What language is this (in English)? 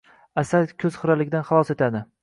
Uzbek